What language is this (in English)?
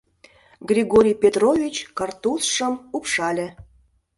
Mari